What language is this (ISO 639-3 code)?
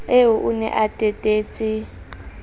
sot